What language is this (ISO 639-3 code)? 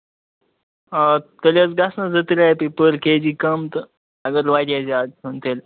kas